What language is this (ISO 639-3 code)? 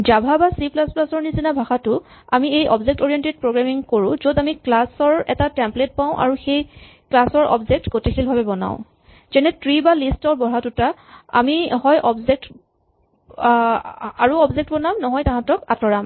asm